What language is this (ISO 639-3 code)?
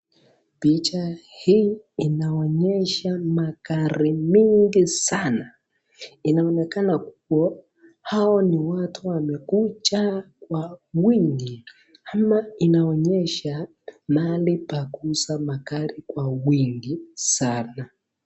swa